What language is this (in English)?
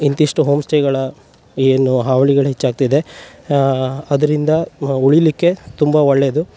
Kannada